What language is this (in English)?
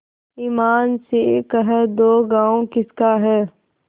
Hindi